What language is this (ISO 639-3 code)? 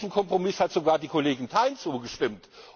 deu